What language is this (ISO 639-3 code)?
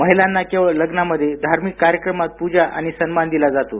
mar